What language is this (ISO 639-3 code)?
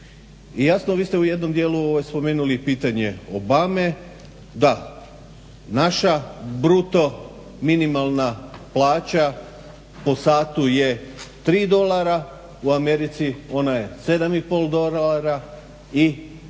hrv